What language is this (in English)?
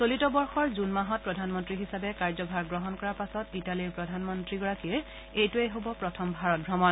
Assamese